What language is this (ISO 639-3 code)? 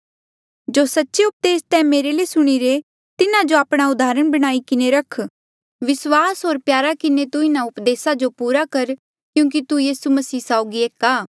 mjl